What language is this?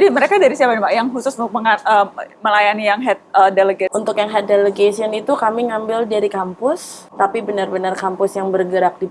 Indonesian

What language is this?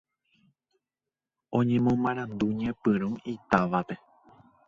Guarani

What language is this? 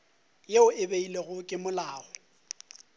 Northern Sotho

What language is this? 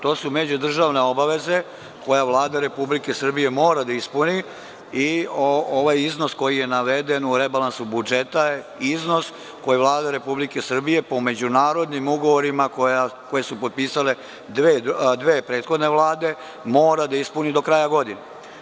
Serbian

